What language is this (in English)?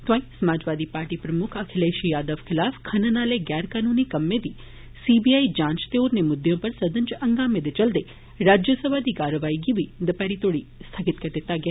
Dogri